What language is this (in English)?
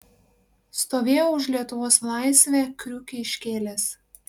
Lithuanian